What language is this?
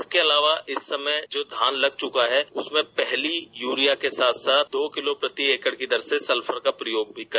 Hindi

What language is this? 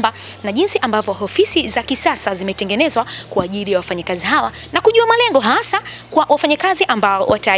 Swahili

